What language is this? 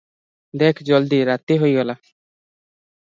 Odia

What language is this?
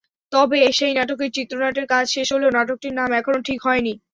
Bangla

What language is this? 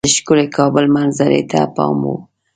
Pashto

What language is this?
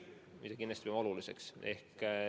Estonian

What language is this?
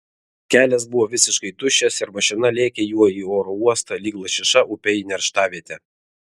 Lithuanian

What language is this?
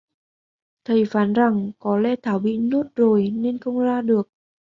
Vietnamese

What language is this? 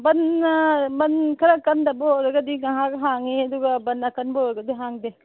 Manipuri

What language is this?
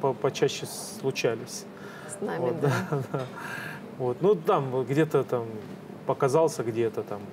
Russian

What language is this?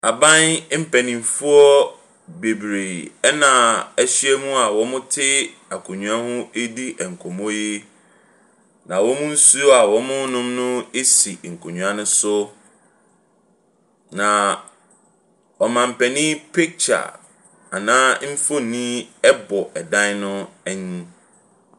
Akan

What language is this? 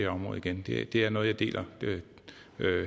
Danish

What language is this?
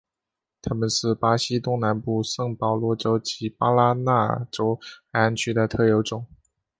Chinese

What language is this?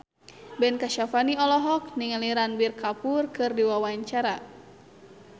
Sundanese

